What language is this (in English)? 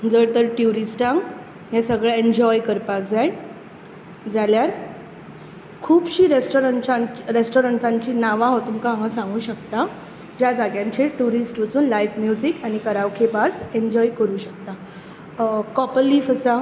Konkani